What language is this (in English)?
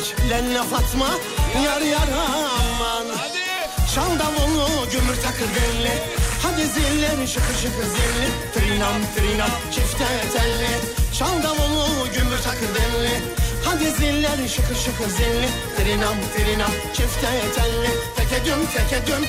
Turkish